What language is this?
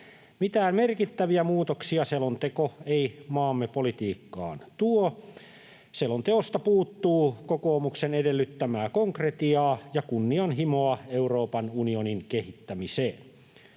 Finnish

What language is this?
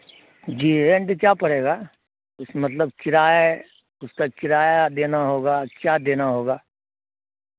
Urdu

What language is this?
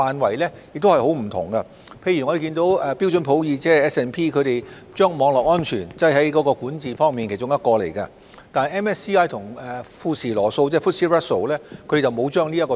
Cantonese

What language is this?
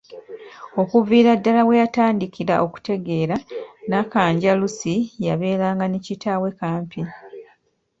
Ganda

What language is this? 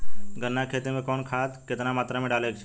Bhojpuri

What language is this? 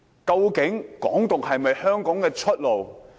Cantonese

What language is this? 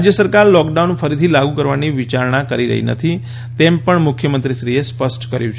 Gujarati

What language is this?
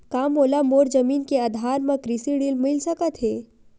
Chhattisgarhi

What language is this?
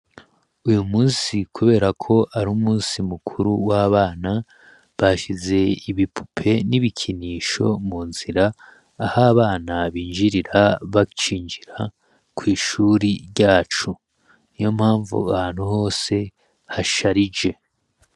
Rundi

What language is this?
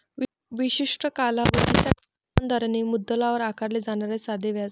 Marathi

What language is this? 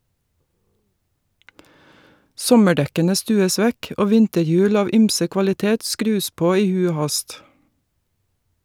Norwegian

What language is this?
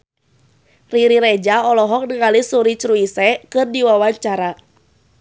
Sundanese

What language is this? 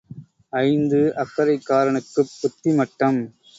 Tamil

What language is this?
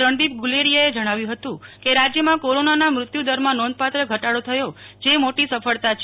Gujarati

